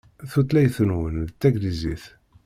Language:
Kabyle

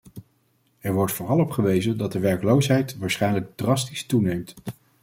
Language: Dutch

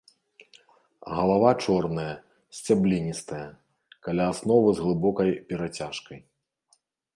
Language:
Belarusian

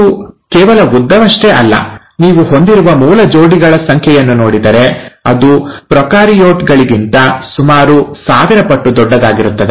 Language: Kannada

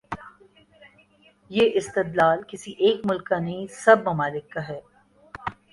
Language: Urdu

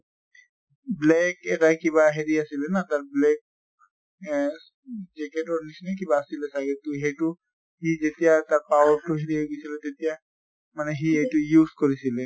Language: Assamese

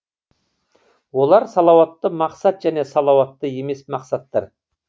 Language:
Kazakh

